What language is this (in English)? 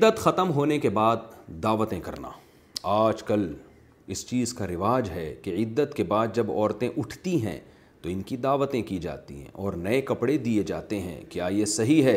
Urdu